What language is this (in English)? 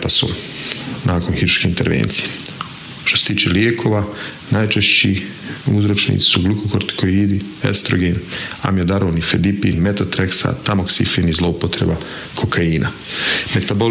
Croatian